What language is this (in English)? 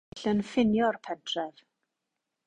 Welsh